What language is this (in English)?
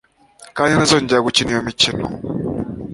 Kinyarwanda